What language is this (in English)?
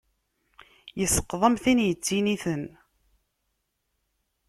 Kabyle